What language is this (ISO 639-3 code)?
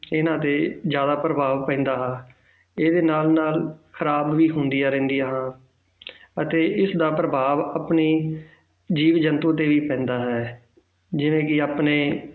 pan